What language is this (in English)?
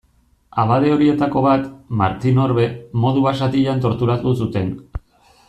Basque